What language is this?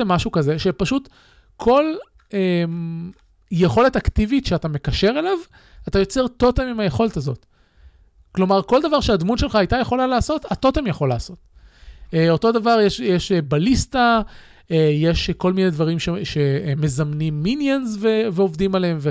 Hebrew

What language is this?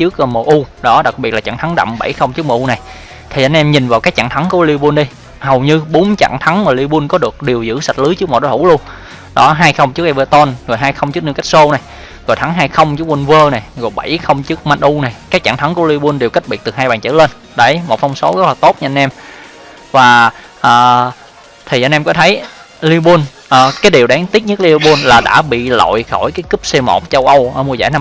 Vietnamese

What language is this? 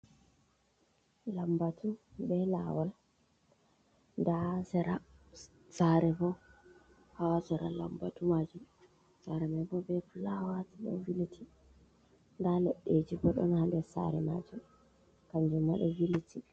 Fula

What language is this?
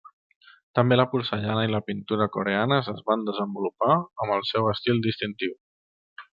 Catalan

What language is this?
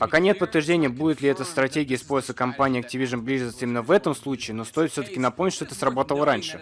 Russian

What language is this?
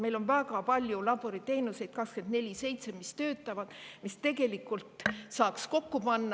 Estonian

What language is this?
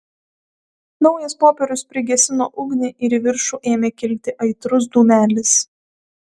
Lithuanian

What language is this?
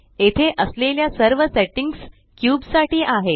Marathi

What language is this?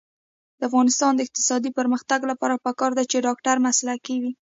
Pashto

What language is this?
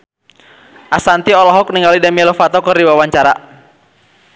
Sundanese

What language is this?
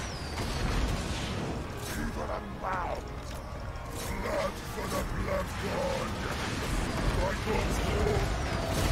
Portuguese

